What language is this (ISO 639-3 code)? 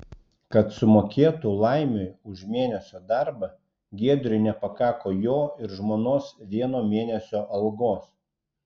lit